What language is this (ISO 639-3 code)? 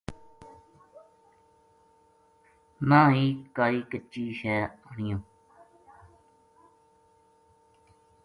gju